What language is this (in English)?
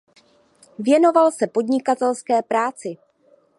Czech